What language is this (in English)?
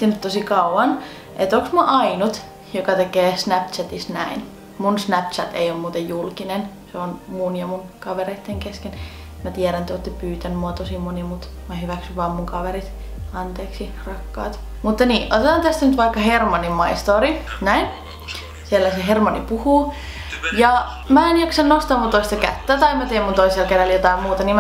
Finnish